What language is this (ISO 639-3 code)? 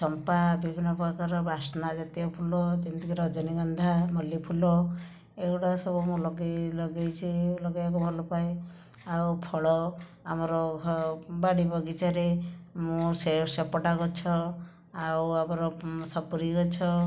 ori